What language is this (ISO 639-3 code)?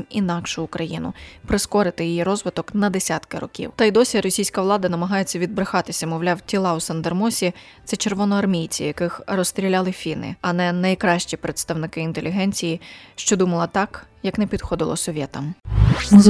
ukr